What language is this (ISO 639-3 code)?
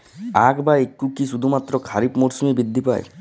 ben